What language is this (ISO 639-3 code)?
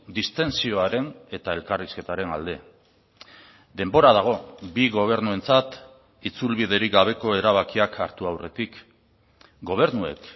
eus